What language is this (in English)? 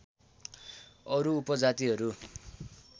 Nepali